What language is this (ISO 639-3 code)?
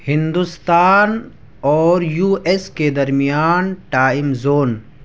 urd